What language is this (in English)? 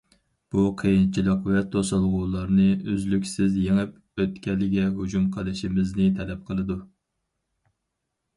Uyghur